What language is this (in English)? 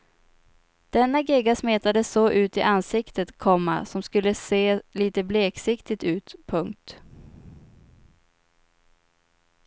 Swedish